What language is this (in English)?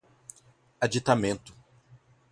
Portuguese